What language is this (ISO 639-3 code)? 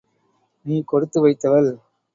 tam